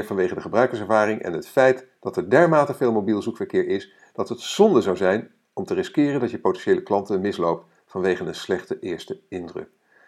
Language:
Dutch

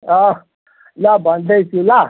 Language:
Nepali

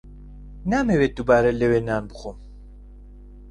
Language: Central Kurdish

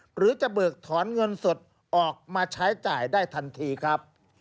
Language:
Thai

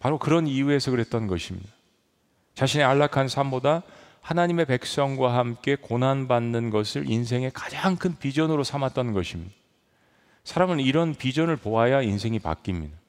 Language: Korean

